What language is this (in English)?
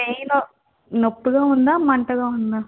Telugu